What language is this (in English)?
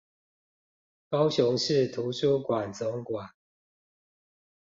Chinese